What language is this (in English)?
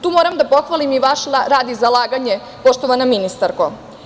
Serbian